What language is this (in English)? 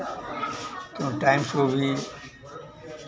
Hindi